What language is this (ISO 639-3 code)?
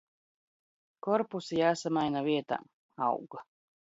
lav